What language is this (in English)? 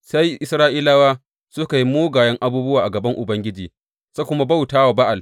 Hausa